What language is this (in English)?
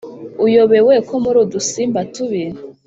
Kinyarwanda